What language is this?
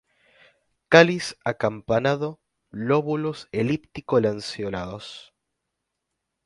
Spanish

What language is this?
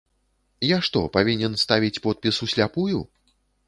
Belarusian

